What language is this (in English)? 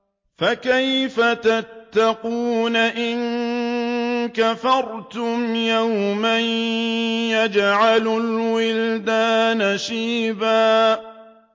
Arabic